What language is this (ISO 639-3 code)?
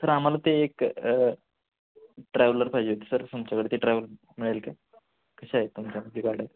mar